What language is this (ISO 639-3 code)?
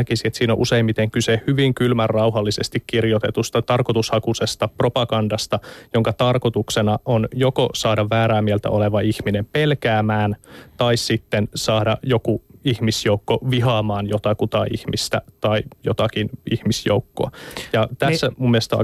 fin